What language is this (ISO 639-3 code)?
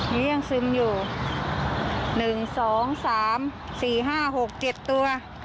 tha